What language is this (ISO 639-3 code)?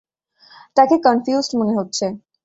ben